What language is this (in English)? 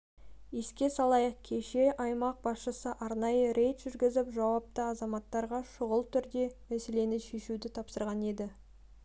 Kazakh